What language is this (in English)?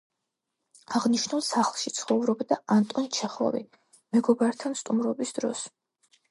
Georgian